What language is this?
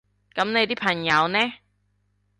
Cantonese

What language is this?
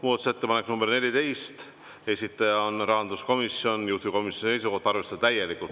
Estonian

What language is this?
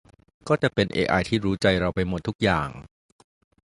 Thai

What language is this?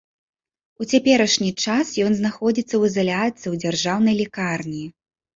Belarusian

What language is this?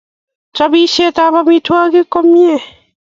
Kalenjin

